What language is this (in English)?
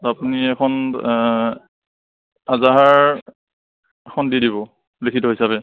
Assamese